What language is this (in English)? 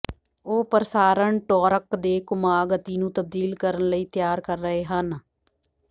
Punjabi